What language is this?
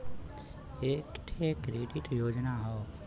Bhojpuri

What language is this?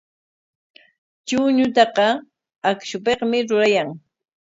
Corongo Ancash Quechua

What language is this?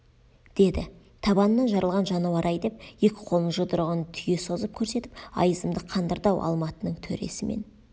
Kazakh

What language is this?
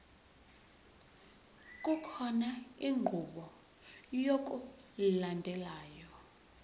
Zulu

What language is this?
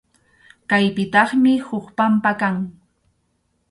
Arequipa-La Unión Quechua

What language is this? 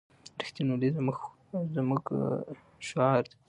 Pashto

